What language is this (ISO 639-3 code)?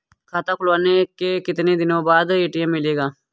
hin